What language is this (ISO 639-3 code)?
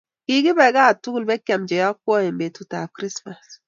kln